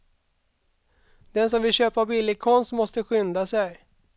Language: Swedish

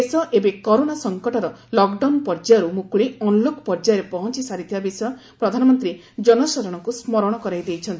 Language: Odia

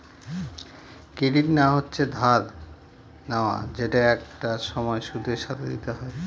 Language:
Bangla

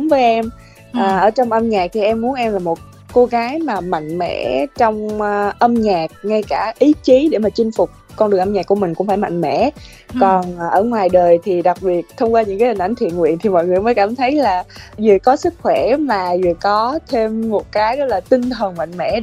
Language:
Vietnamese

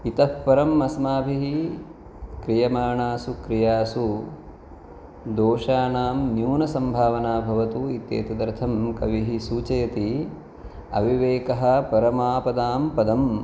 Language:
Sanskrit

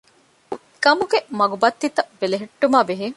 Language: Divehi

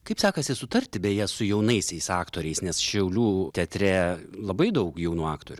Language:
Lithuanian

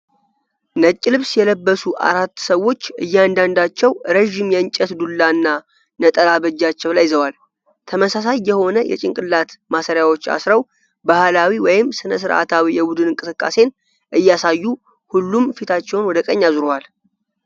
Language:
Amharic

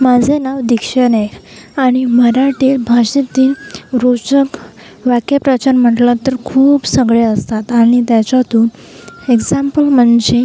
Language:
Marathi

